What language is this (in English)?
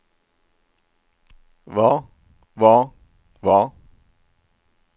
Norwegian